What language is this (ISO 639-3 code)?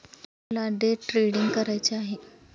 mar